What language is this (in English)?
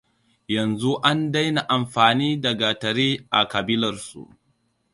Hausa